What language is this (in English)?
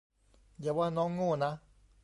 Thai